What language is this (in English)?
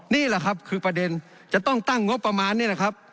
Thai